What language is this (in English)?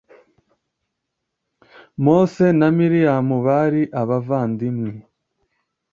Kinyarwanda